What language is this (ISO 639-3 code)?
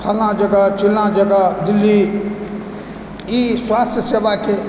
mai